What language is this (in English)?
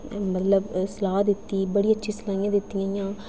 Dogri